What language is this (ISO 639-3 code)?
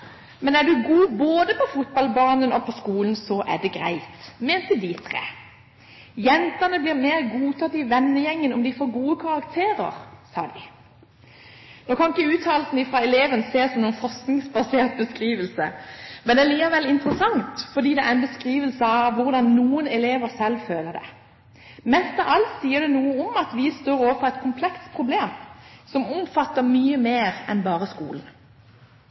nob